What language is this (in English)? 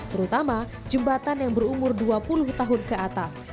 Indonesian